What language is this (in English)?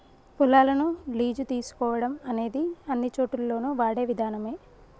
Telugu